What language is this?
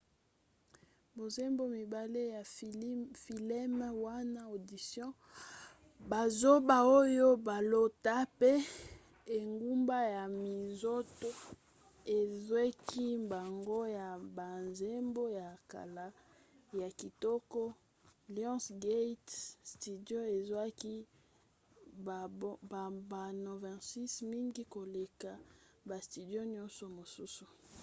Lingala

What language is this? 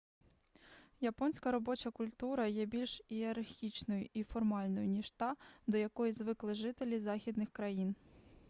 Ukrainian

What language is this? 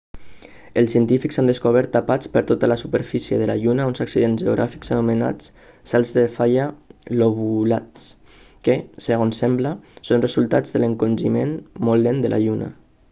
Catalan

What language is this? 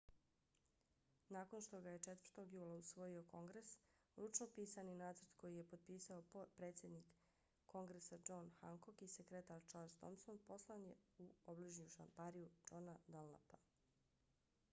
Bosnian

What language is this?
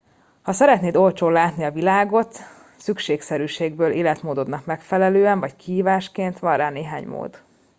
Hungarian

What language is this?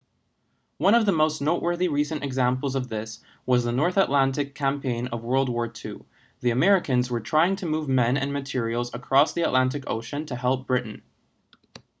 English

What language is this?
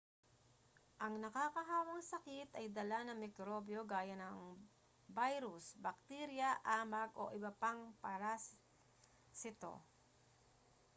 Filipino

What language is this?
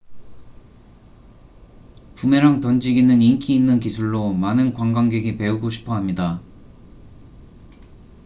Korean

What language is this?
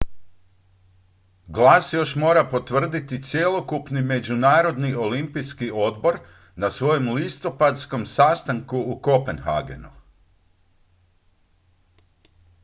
Croatian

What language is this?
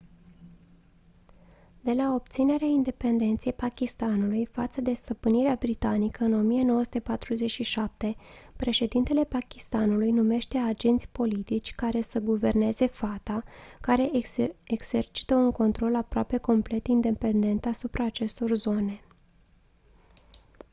Romanian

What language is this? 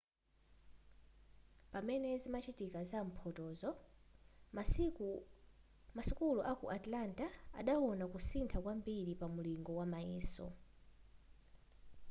Nyanja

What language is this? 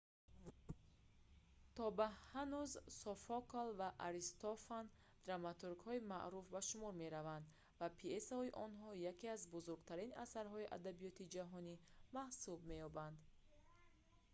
Tajik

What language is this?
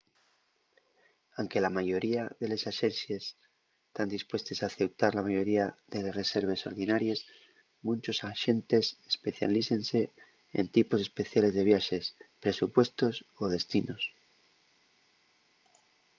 Asturian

